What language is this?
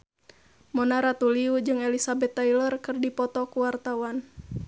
Sundanese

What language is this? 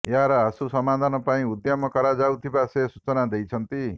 Odia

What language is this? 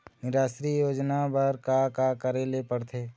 Chhattisgarhi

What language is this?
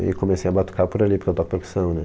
Portuguese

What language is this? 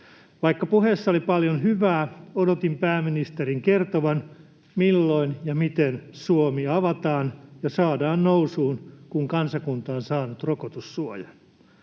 Finnish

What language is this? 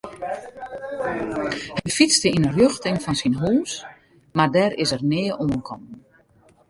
Western Frisian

